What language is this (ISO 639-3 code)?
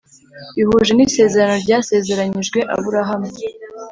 kin